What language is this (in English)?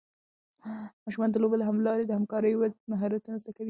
Pashto